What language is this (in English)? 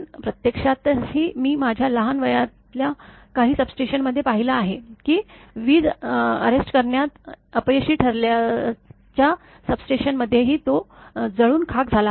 Marathi